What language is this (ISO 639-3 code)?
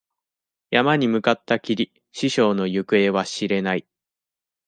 jpn